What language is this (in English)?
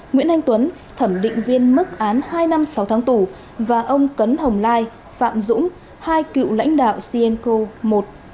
Vietnamese